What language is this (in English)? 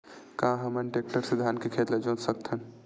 Chhattisgarhi